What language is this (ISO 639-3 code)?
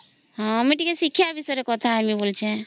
ori